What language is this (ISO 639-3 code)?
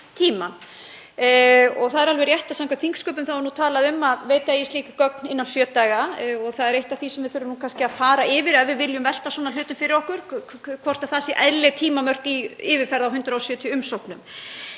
isl